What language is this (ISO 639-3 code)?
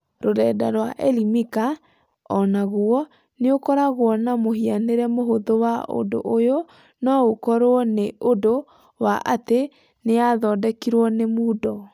kik